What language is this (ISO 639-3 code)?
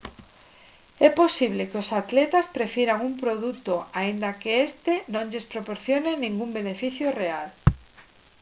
glg